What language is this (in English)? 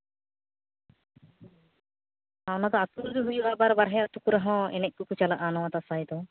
Santali